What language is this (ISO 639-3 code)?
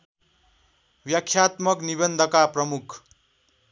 nep